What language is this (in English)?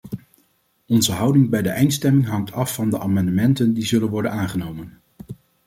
Dutch